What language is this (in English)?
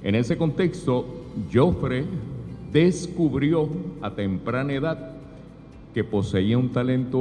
Spanish